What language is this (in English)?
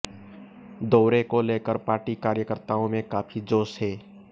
Hindi